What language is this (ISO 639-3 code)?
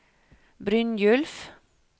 nor